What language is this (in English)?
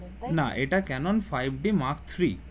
Bangla